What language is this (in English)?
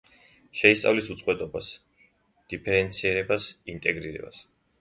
Georgian